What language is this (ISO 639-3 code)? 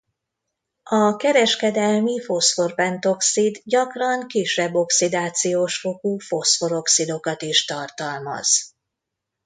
hun